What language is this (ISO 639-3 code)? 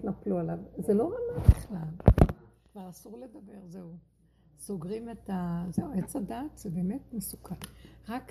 heb